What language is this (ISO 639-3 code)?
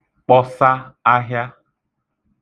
ibo